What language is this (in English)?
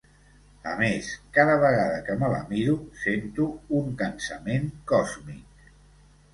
Catalan